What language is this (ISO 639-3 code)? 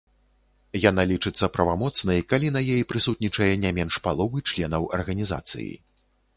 bel